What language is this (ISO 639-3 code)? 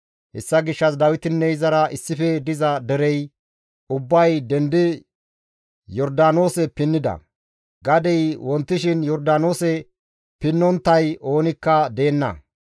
gmv